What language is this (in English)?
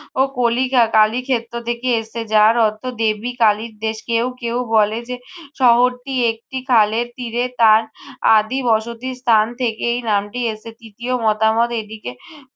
Bangla